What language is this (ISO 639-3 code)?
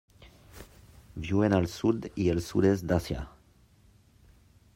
cat